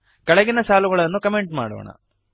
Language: Kannada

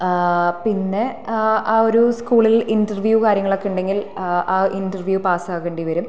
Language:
Malayalam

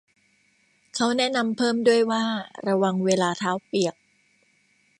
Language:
Thai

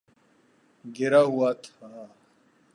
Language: Urdu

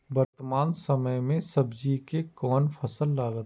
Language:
Maithili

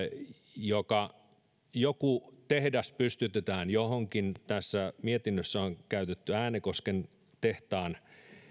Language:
Finnish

